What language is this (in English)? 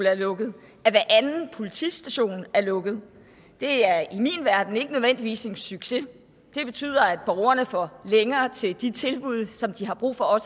Danish